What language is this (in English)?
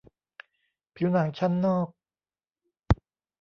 Thai